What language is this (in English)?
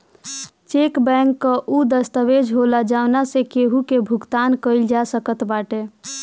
Bhojpuri